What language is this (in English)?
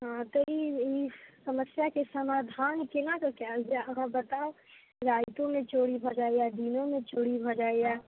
Maithili